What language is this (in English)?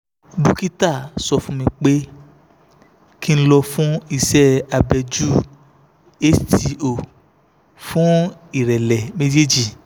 Yoruba